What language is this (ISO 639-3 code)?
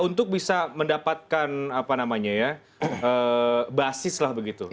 ind